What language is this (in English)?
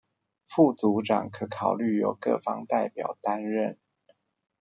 Chinese